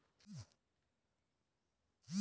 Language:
Bhojpuri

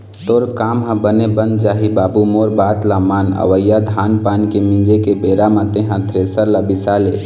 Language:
Chhattisgarhi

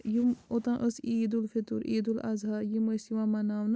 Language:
Kashmiri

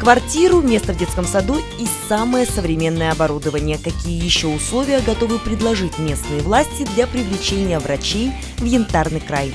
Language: Russian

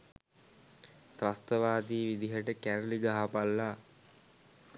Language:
Sinhala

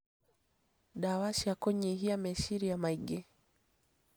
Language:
Kikuyu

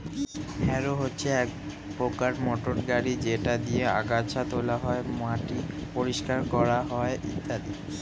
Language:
Bangla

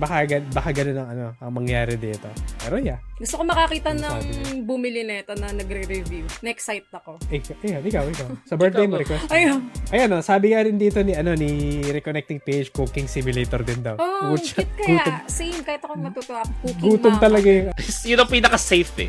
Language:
Filipino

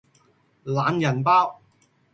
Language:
Cantonese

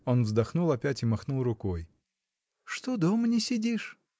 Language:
Russian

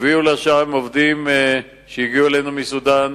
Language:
Hebrew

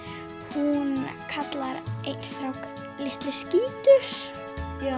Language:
Icelandic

